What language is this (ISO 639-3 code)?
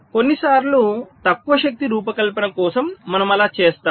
tel